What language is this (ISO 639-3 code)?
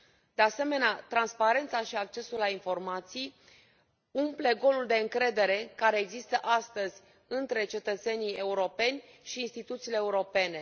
ron